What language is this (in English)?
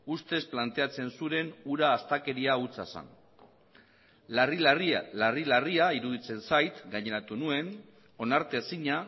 Basque